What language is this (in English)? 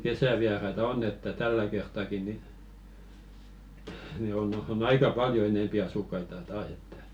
Finnish